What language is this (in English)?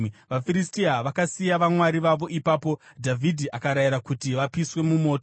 Shona